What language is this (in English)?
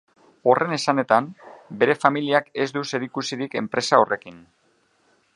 Basque